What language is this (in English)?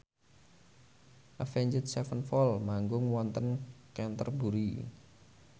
Javanese